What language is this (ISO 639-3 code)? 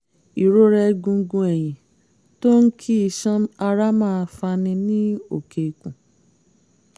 yor